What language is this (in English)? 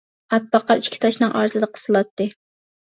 Uyghur